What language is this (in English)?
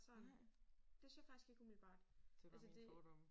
Danish